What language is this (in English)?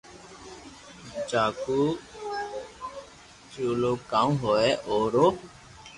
Loarki